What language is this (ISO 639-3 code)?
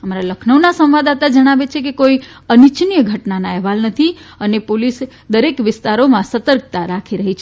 guj